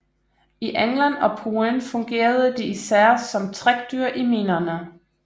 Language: Danish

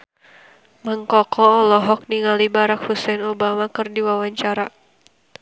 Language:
Sundanese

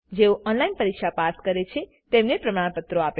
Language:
Gujarati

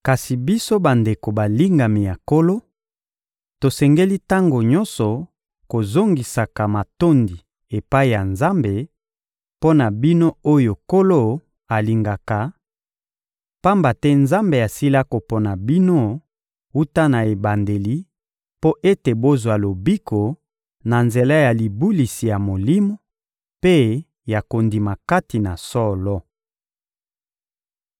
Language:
Lingala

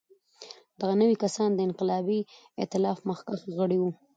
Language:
Pashto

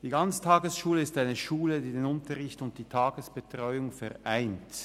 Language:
Swiss German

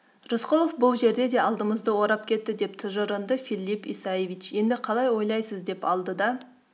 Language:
Kazakh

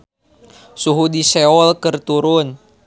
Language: Sundanese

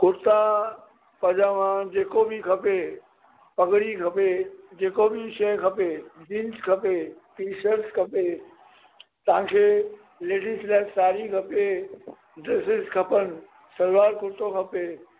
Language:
Sindhi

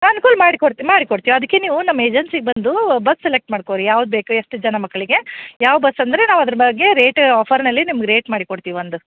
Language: Kannada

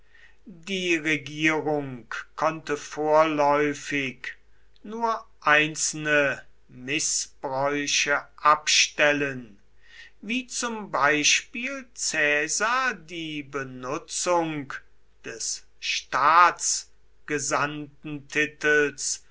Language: German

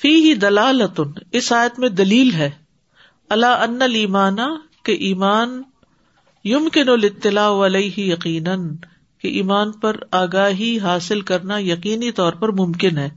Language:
Urdu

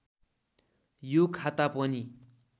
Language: Nepali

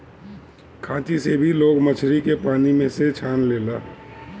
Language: Bhojpuri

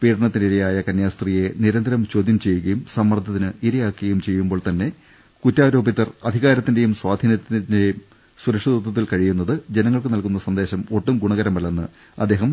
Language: Malayalam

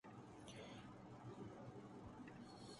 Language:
Urdu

